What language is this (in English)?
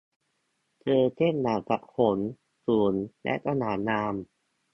Thai